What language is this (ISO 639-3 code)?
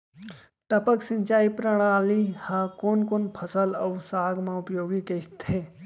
hne